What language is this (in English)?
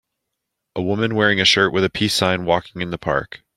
English